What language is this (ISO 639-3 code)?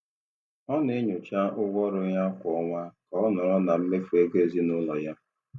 ibo